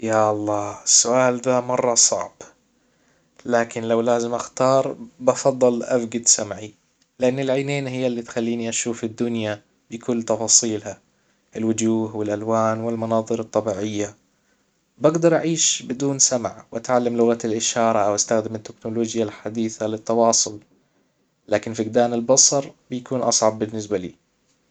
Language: Hijazi Arabic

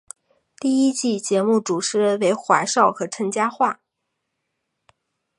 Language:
Chinese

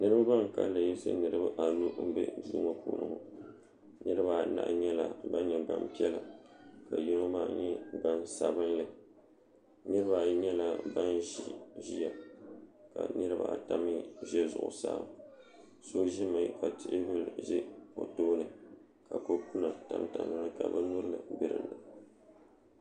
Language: Dagbani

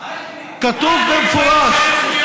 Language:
Hebrew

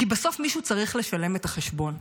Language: Hebrew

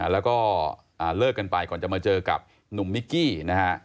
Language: Thai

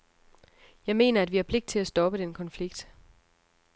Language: Danish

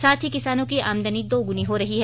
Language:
Hindi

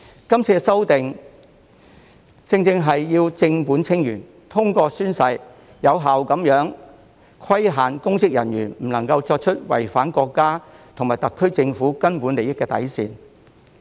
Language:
Cantonese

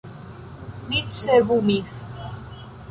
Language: Esperanto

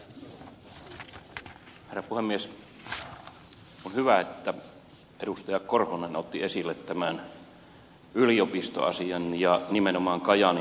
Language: Finnish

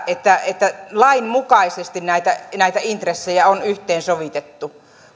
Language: Finnish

